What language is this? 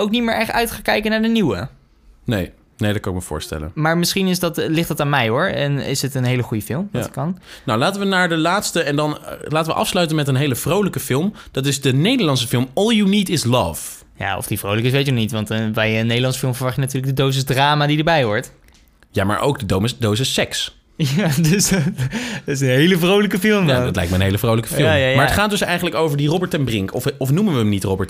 Dutch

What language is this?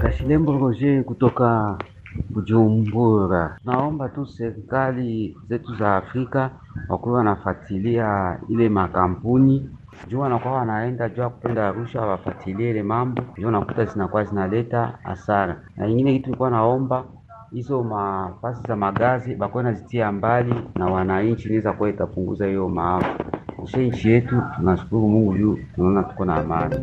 Swahili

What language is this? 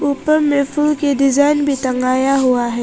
Hindi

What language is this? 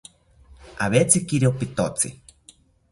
South Ucayali Ashéninka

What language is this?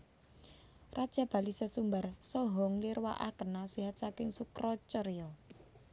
Javanese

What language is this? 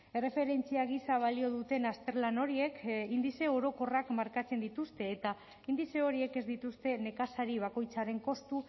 Basque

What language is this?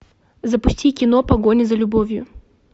Russian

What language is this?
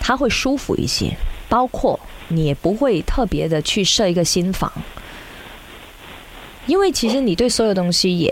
Chinese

